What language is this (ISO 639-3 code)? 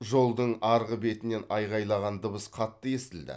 kaz